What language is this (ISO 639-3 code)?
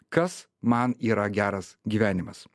lit